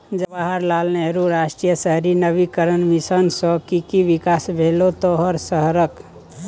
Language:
Maithili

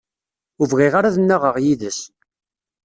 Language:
Kabyle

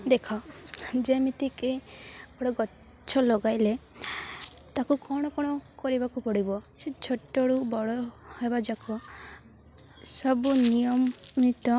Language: Odia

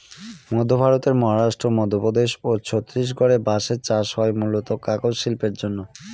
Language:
Bangla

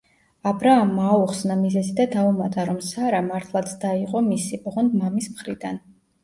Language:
Georgian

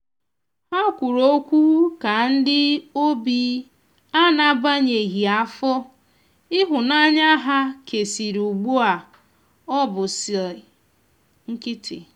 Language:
Igbo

